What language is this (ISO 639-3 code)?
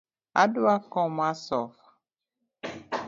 luo